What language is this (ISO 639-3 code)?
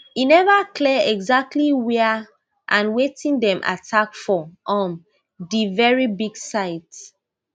pcm